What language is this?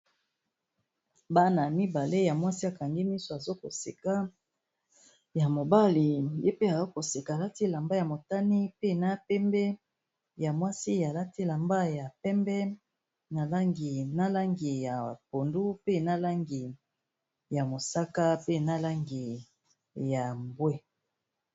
Lingala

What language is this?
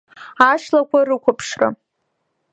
Abkhazian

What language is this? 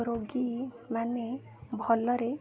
Odia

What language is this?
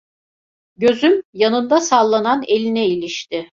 Turkish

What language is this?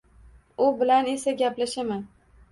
Uzbek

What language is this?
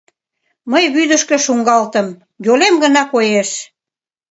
Mari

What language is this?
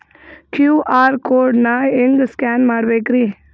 Kannada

